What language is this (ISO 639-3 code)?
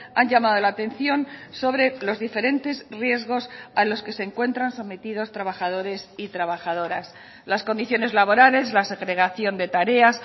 spa